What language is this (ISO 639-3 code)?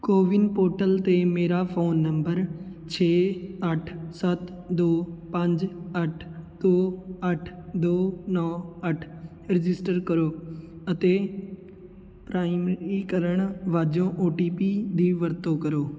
pan